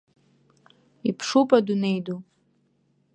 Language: Abkhazian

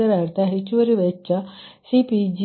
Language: Kannada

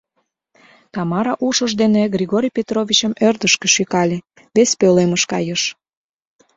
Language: Mari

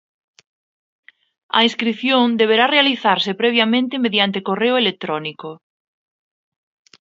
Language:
Galician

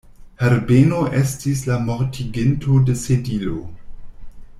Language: Esperanto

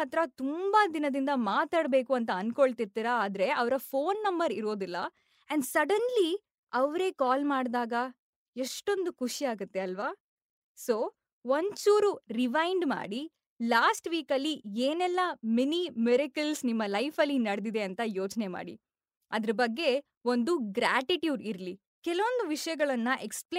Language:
Kannada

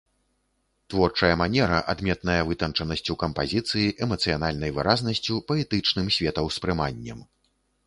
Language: Belarusian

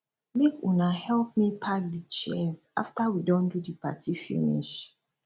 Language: Nigerian Pidgin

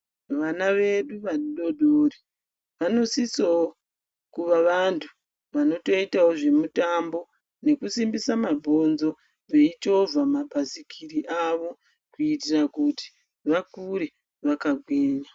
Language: Ndau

